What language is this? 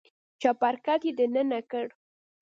Pashto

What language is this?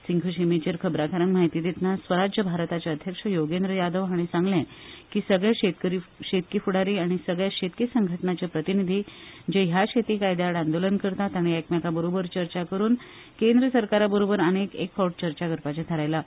Konkani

